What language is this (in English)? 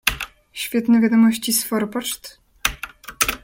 Polish